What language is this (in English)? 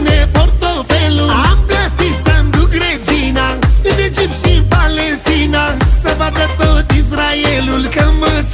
Romanian